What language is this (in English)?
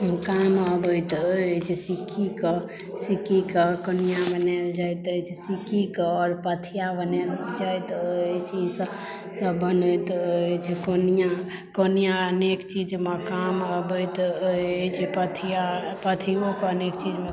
Maithili